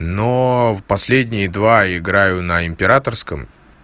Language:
Russian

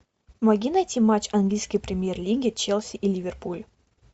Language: Russian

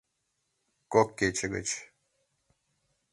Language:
Mari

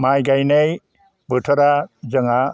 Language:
Bodo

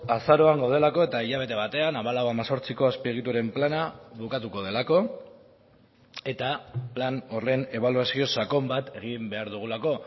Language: Basque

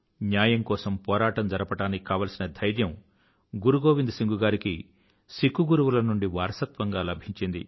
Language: Telugu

